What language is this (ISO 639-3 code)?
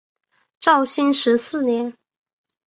zho